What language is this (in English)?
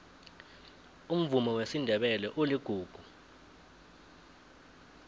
South Ndebele